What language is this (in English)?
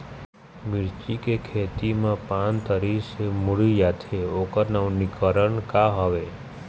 Chhattisgarhi